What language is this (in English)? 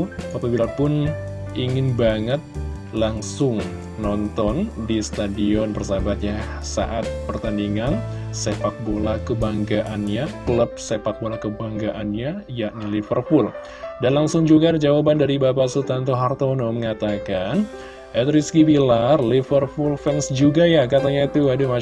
Indonesian